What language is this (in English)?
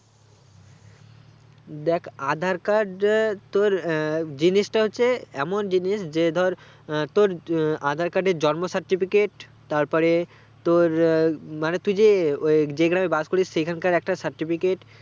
Bangla